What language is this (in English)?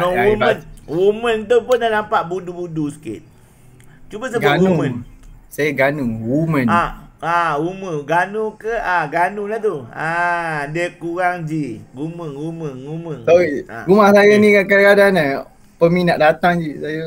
Malay